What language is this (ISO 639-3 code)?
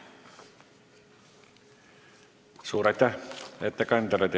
est